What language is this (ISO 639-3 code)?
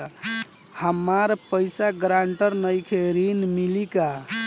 bho